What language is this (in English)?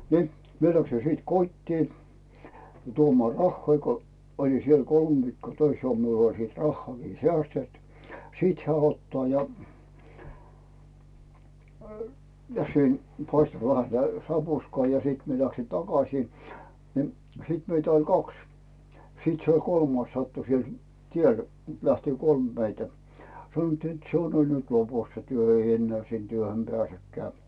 Finnish